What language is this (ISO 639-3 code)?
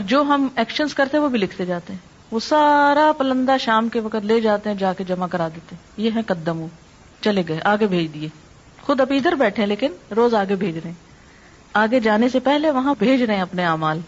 urd